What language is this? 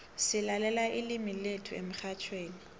South Ndebele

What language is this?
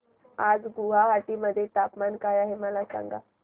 Marathi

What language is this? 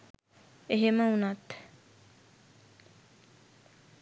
Sinhala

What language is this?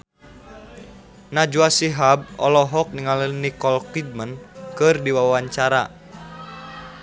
Sundanese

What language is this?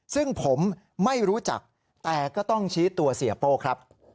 Thai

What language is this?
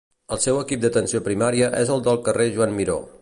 Catalan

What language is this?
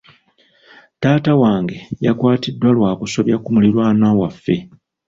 Ganda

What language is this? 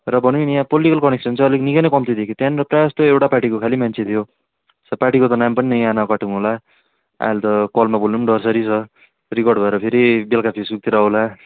Nepali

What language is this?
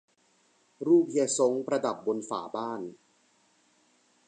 Thai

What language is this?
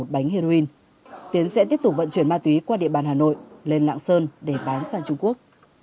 Vietnamese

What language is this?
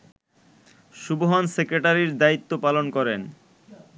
Bangla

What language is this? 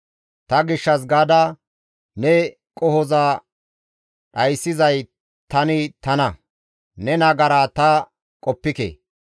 Gamo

